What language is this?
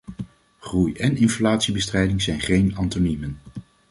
Dutch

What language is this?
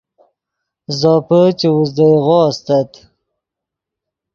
Yidgha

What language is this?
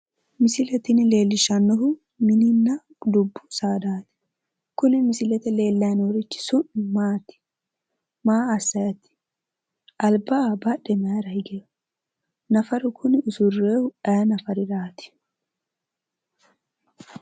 Sidamo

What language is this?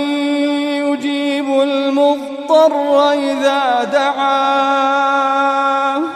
Arabic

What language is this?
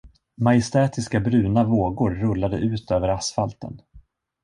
Swedish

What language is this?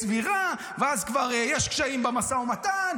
Hebrew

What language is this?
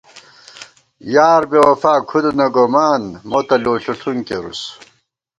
Gawar-Bati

